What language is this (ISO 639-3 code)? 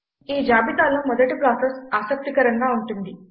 tel